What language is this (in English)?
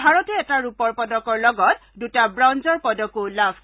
Assamese